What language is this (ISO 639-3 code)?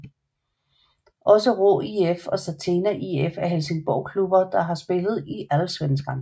dan